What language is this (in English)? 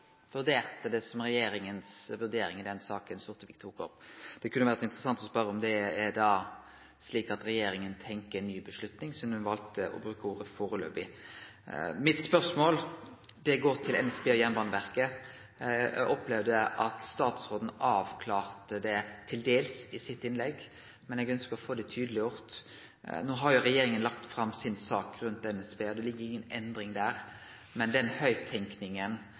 Norwegian Nynorsk